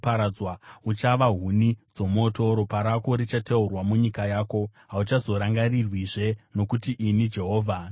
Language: Shona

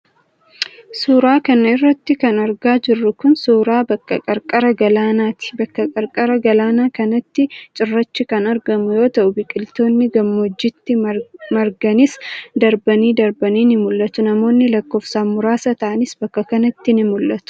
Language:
Oromo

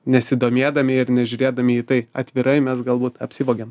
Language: Lithuanian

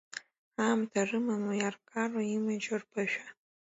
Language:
Abkhazian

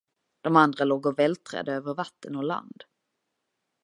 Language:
Swedish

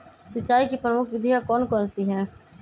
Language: Magahi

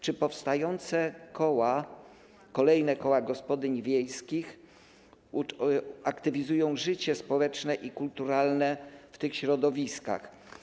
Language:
Polish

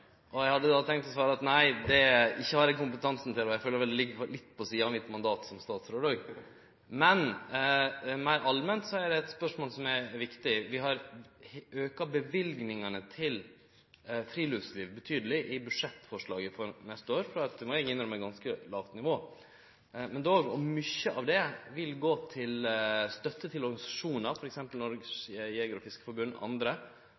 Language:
Norwegian Nynorsk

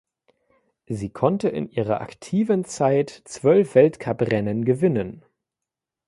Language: German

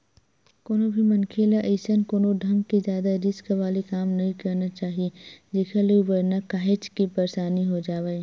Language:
Chhattisgarhi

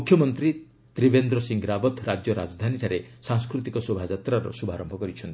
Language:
Odia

